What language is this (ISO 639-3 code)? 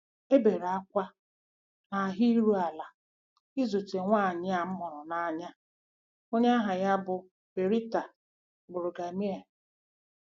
ibo